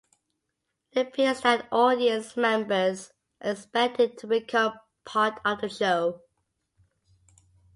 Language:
English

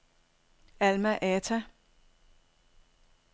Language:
Danish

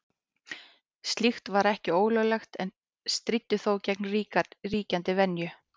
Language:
Icelandic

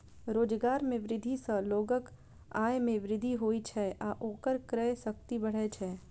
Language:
Maithili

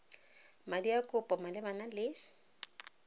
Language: Tswana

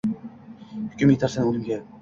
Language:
Uzbek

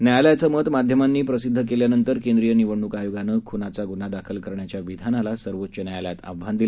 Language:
Marathi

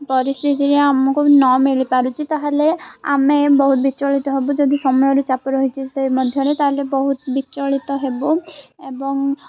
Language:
Odia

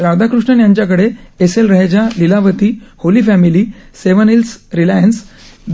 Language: Marathi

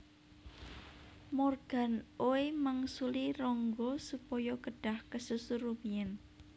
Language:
Javanese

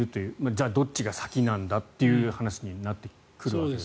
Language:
Japanese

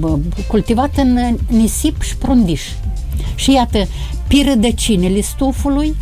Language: Romanian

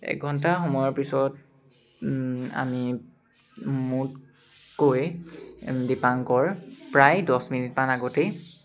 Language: Assamese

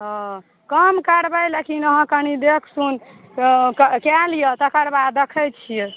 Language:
Maithili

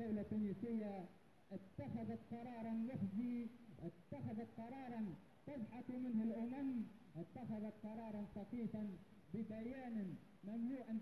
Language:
Arabic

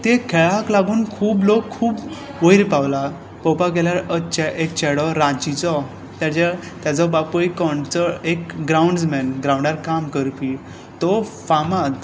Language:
Konkani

